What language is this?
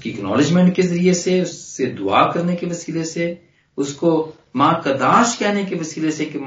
Hindi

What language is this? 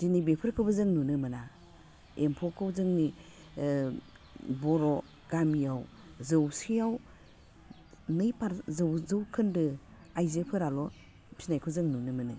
Bodo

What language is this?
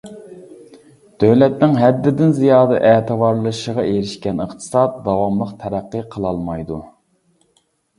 Uyghur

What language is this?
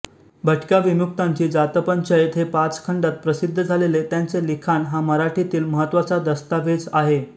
Marathi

